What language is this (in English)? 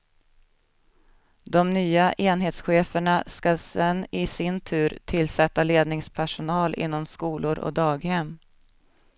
Swedish